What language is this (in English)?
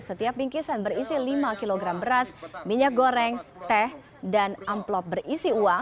Indonesian